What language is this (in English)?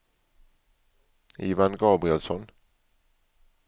Swedish